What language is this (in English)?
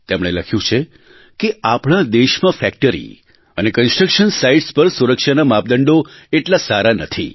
Gujarati